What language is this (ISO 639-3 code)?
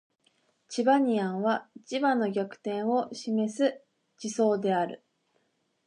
jpn